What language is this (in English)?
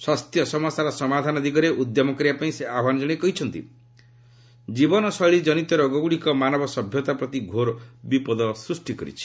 Odia